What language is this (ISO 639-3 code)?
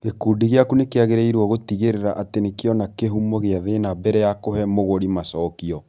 kik